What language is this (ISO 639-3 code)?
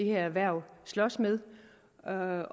dan